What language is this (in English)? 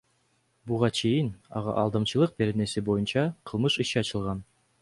Kyrgyz